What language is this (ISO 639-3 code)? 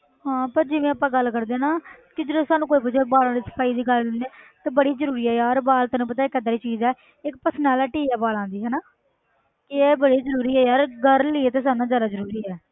pan